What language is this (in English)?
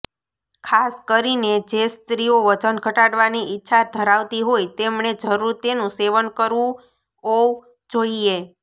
Gujarati